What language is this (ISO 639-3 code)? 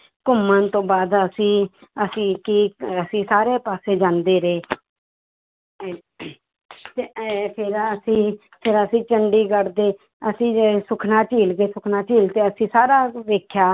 pan